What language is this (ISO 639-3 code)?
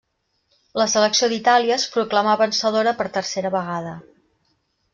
cat